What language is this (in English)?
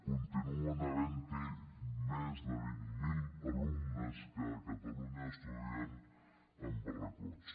Catalan